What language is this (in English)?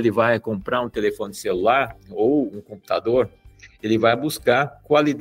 Portuguese